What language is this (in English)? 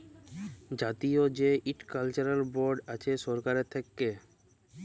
Bangla